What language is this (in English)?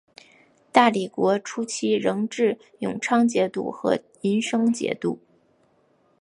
Chinese